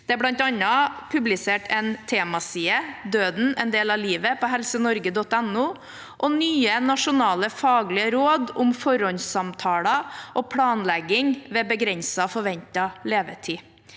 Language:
Norwegian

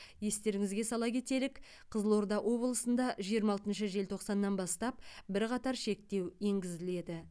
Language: Kazakh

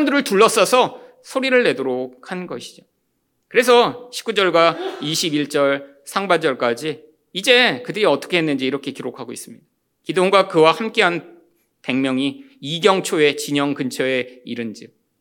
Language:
Korean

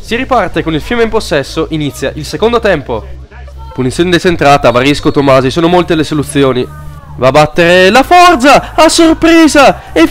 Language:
Italian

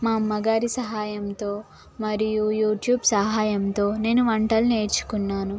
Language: Telugu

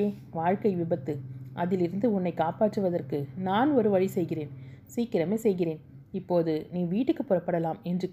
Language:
Tamil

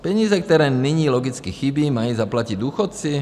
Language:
Czech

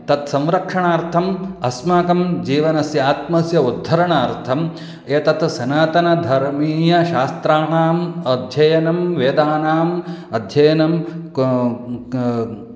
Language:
Sanskrit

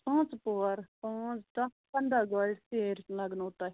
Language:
Kashmiri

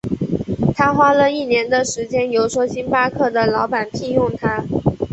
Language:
Chinese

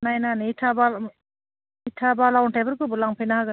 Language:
Bodo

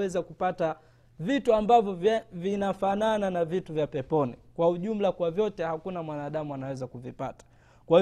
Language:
Swahili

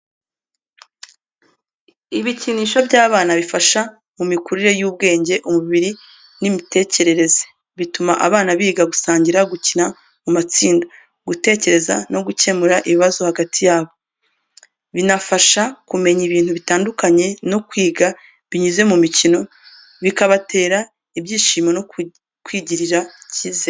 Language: Kinyarwanda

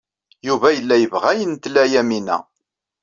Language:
Kabyle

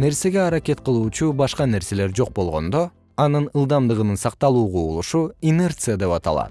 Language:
Kyrgyz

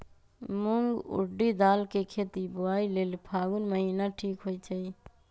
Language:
Magahi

